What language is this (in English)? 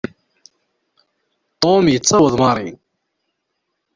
Kabyle